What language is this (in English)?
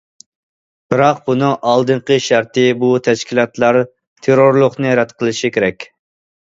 Uyghur